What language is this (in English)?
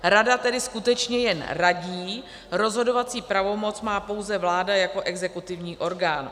Czech